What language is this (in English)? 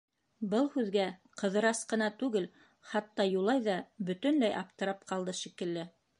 Bashkir